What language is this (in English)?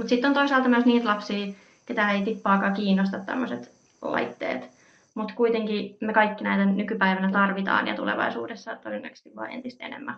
Finnish